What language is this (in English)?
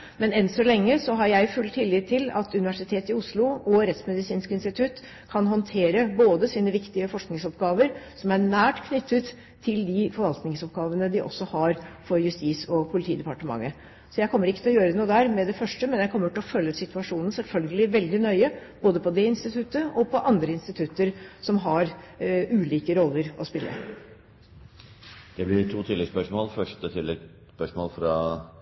Norwegian